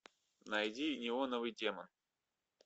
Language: Russian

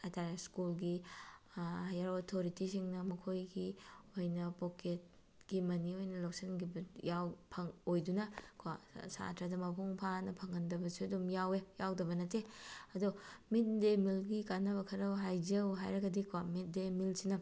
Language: Manipuri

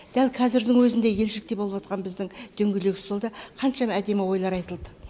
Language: Kazakh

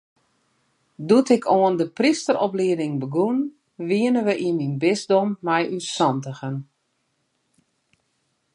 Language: Western Frisian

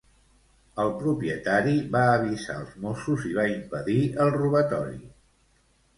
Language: Catalan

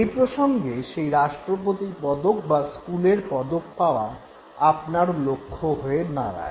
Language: Bangla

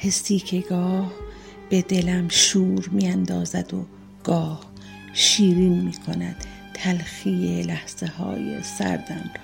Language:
Persian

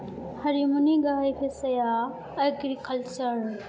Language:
Bodo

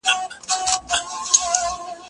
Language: Pashto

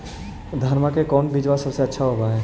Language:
Magahi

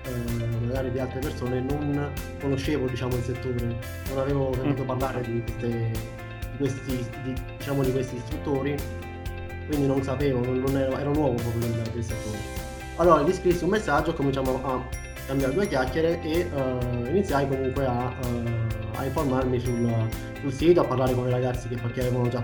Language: Italian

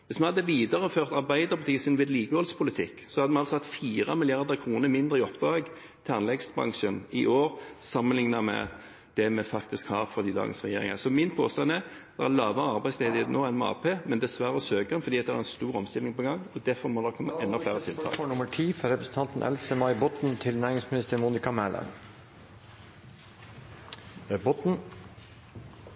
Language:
Norwegian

